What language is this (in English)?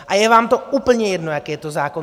Czech